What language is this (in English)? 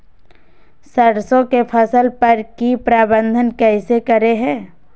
Magahi